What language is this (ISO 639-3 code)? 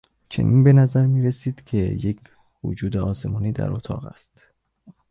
fas